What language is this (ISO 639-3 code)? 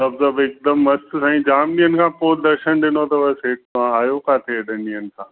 snd